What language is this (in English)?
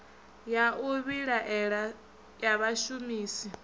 Venda